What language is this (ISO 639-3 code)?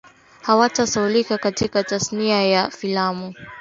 swa